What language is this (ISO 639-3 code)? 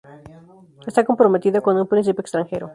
spa